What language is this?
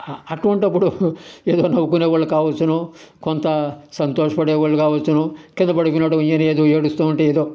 Telugu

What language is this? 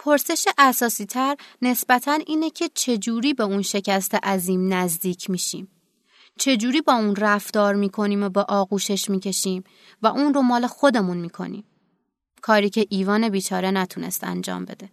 Persian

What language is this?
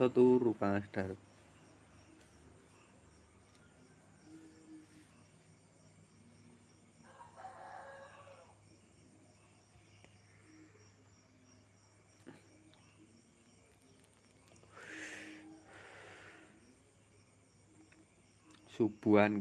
Indonesian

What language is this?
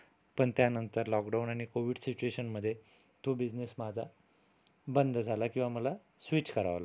Marathi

